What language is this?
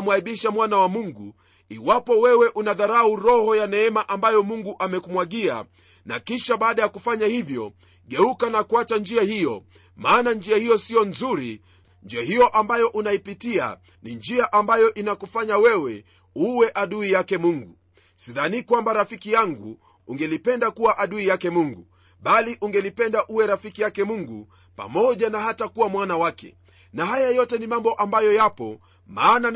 Swahili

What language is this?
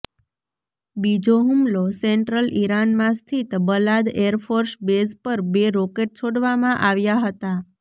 Gujarati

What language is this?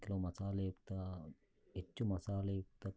Kannada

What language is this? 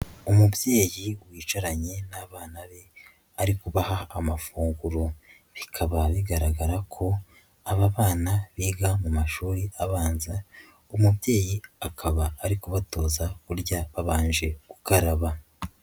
Kinyarwanda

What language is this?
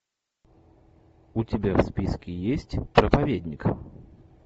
Russian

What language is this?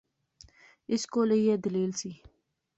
Pahari-Potwari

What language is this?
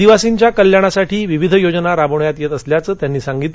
Marathi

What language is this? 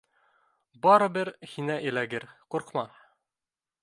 Bashkir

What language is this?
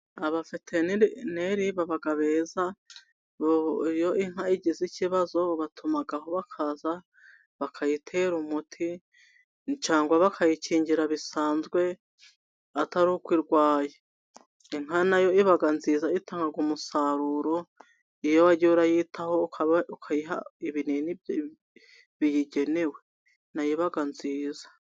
Kinyarwanda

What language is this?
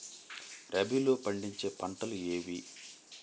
Telugu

